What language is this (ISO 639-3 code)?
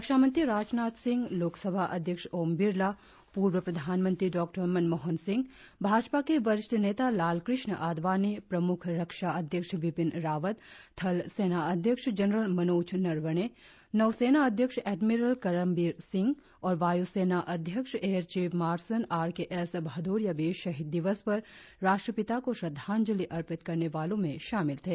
hin